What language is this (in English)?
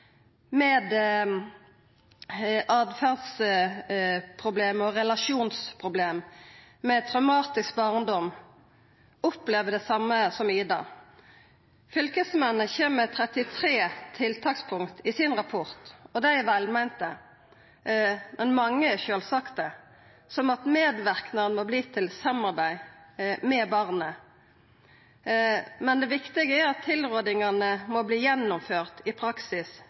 Norwegian Nynorsk